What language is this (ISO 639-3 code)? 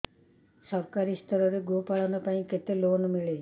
ori